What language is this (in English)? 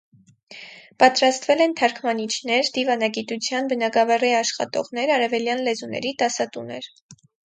Armenian